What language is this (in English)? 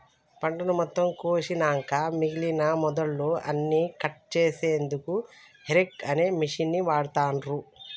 Telugu